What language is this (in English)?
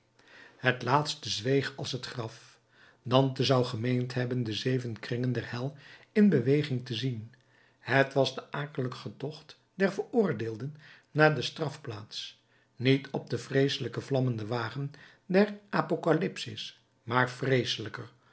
Dutch